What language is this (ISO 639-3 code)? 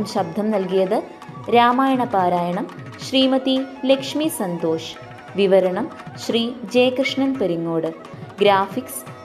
mal